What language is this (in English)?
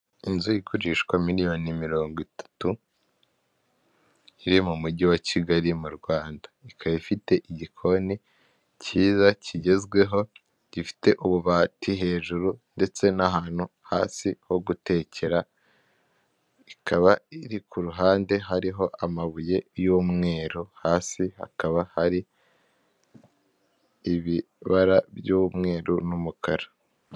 Kinyarwanda